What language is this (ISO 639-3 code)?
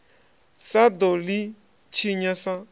ven